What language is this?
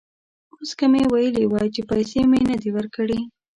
Pashto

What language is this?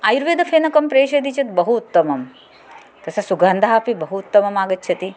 Sanskrit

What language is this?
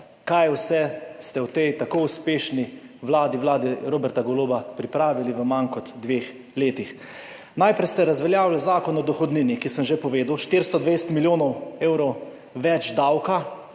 Slovenian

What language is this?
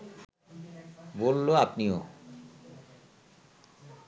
Bangla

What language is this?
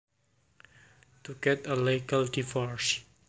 Javanese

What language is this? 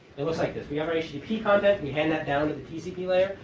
English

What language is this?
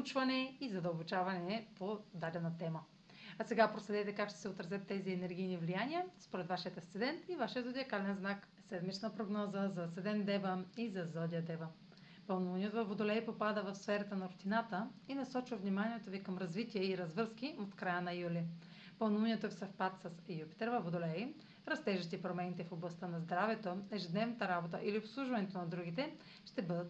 Bulgarian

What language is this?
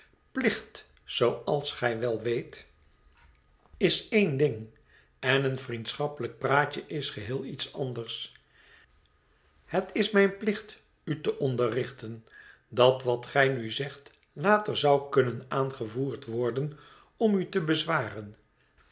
Dutch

